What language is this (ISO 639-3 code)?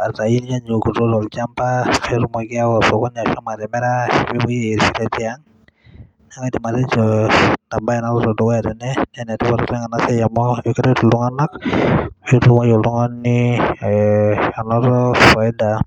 mas